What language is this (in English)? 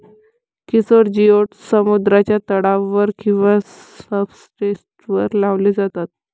Marathi